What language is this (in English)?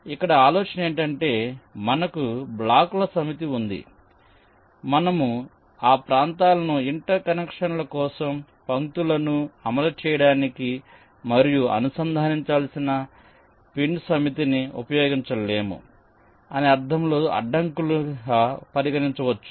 Telugu